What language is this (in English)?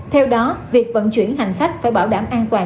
Vietnamese